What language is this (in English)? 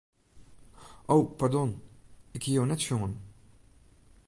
Western Frisian